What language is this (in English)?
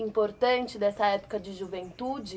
Portuguese